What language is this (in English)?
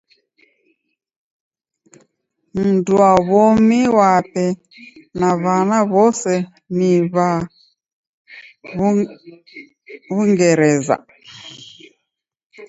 Taita